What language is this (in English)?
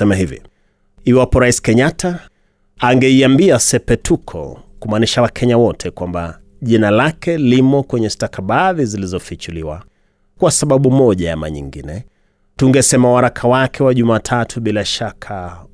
Swahili